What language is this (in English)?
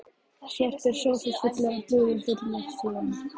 Icelandic